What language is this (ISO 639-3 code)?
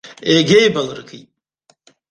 abk